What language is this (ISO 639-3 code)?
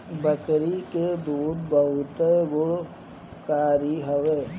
bho